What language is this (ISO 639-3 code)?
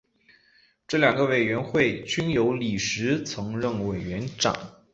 zho